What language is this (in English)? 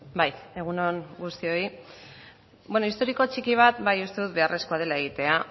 Basque